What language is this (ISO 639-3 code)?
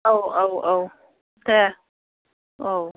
brx